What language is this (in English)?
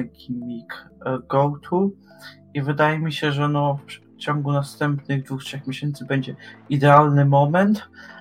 Polish